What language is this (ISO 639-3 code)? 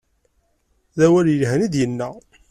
kab